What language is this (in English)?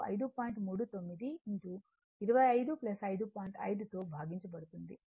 Telugu